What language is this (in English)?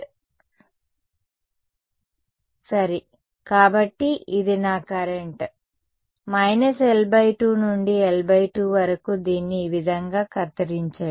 Telugu